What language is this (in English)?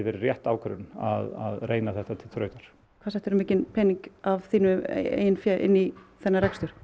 Icelandic